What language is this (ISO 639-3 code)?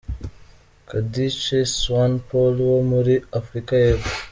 kin